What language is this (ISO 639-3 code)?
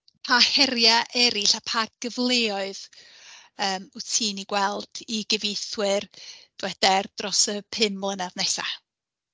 cym